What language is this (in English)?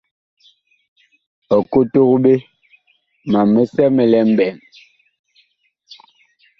Bakoko